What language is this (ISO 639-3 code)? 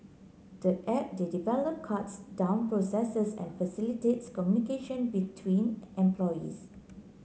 eng